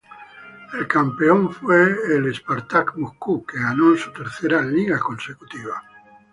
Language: Spanish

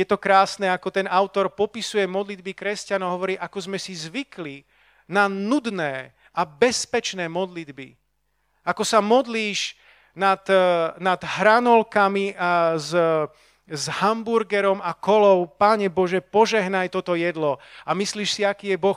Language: Slovak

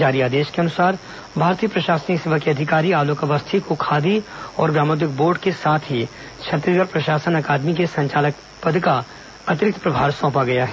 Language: Hindi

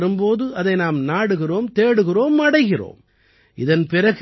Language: Tamil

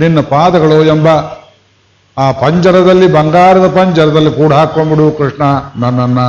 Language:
Kannada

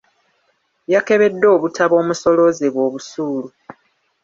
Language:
Ganda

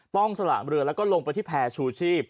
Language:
Thai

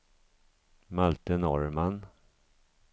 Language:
Swedish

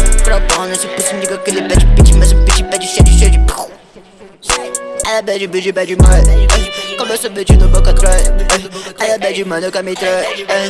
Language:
Turkish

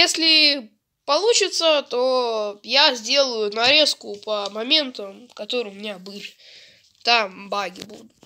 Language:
Russian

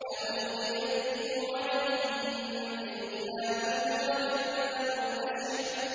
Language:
Arabic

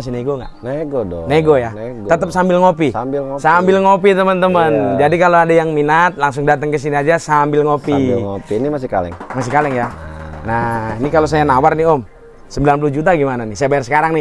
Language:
Indonesian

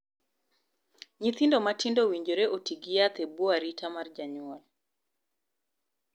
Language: Luo (Kenya and Tanzania)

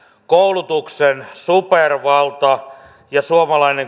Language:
Finnish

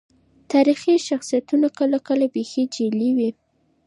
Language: Pashto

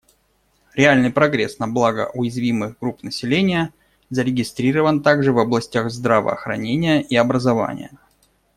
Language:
Russian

